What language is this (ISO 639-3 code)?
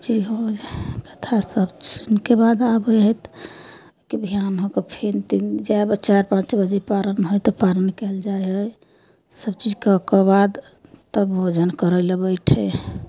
mai